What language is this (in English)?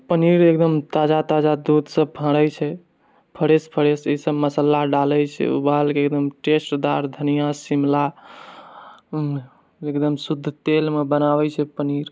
Maithili